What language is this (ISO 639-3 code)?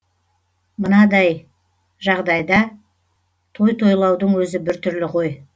kaz